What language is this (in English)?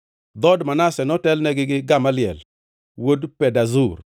Luo (Kenya and Tanzania)